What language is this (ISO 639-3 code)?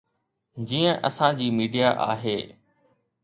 snd